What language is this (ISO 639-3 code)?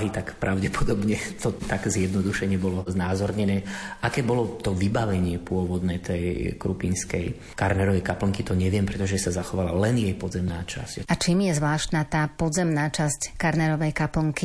slk